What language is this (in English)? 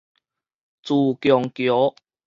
Min Nan Chinese